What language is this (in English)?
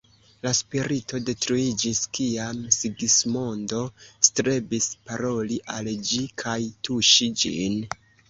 Esperanto